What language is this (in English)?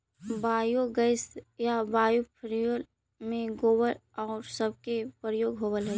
Magahi